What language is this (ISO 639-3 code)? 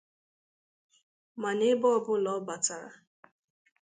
ibo